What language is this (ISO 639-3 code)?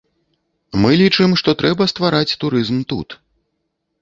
bel